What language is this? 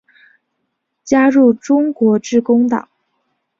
Chinese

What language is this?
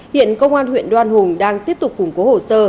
Vietnamese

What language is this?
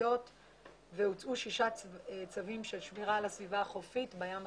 Hebrew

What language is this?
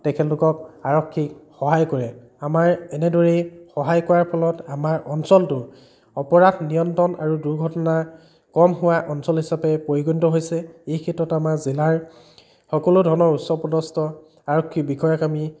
Assamese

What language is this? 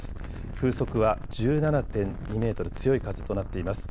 Japanese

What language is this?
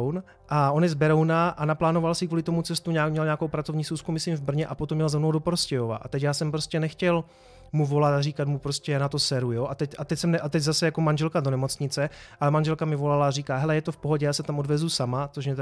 Czech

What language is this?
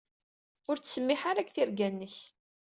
Kabyle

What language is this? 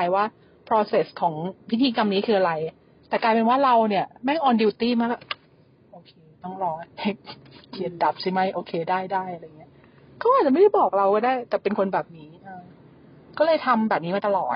Thai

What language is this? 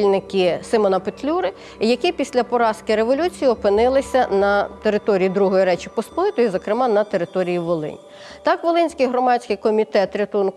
Ukrainian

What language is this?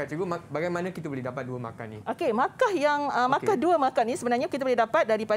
Malay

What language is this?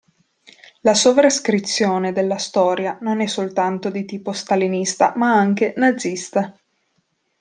Italian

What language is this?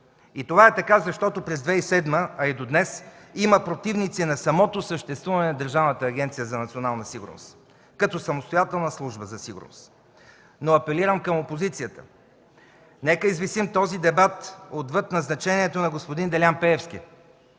Bulgarian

